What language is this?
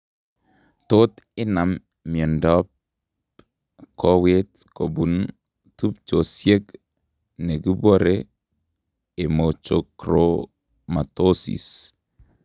Kalenjin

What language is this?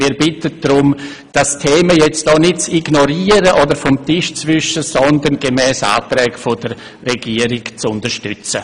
Swiss German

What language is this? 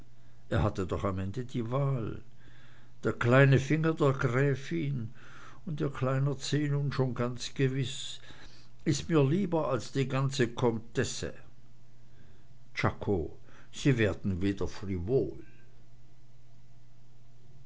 German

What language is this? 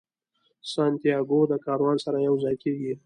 Pashto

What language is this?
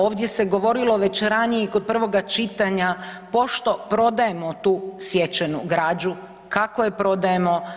Croatian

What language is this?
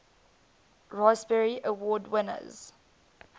English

